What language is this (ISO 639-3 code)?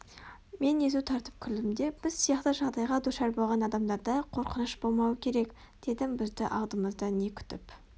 kaz